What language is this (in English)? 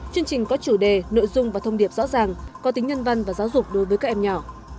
Vietnamese